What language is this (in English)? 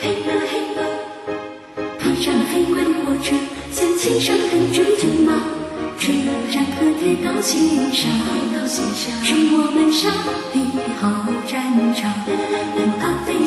Chinese